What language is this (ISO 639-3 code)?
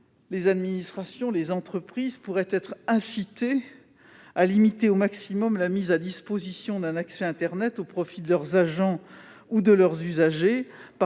fra